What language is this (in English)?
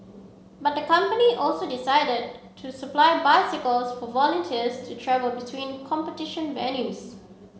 English